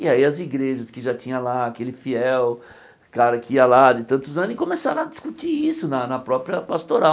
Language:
Portuguese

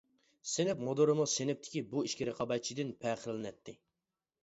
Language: Uyghur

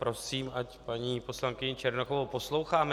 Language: Czech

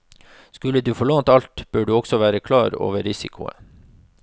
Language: Norwegian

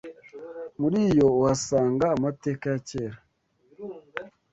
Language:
Kinyarwanda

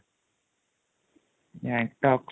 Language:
Odia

